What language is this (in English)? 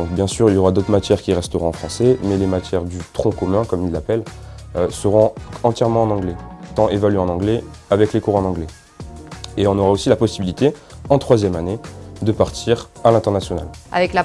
French